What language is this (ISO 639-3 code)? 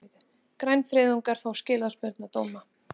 isl